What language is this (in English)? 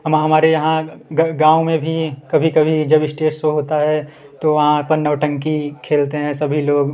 Hindi